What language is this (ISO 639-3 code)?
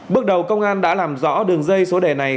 vie